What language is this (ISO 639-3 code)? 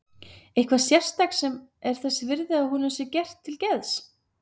isl